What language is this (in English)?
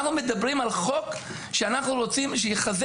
Hebrew